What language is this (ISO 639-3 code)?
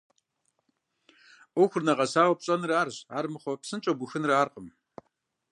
kbd